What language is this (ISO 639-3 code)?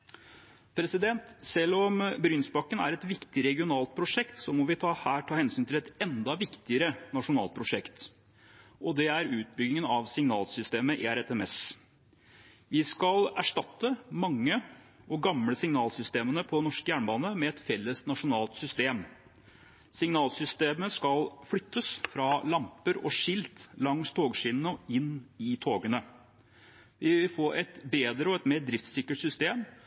nob